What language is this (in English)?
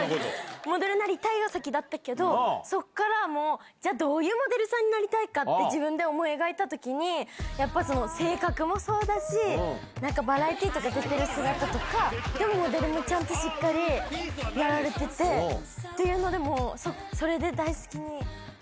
Japanese